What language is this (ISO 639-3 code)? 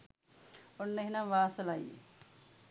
sin